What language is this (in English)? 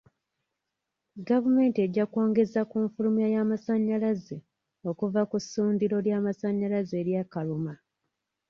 Ganda